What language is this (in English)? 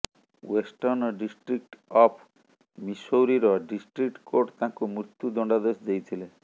Odia